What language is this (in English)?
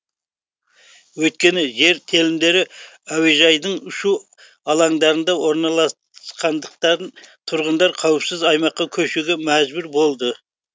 Kazakh